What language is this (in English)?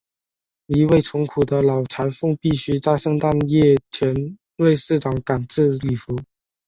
Chinese